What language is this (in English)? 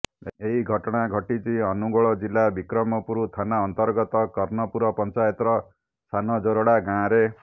Odia